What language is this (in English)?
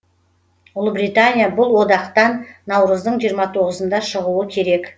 Kazakh